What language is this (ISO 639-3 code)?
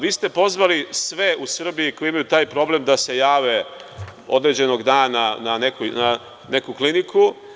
srp